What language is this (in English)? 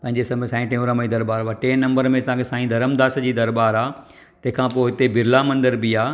Sindhi